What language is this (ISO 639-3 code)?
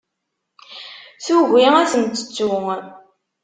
kab